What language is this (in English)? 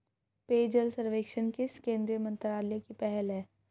Hindi